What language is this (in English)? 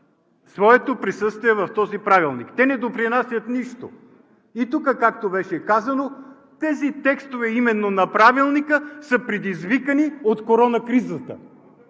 Bulgarian